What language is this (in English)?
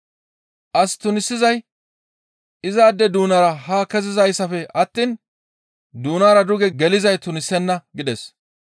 Gamo